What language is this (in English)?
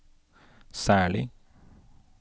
Norwegian